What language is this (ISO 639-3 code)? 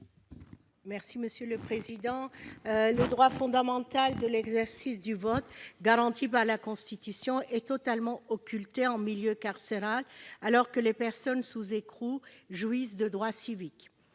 fra